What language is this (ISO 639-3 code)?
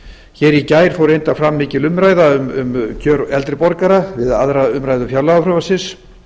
isl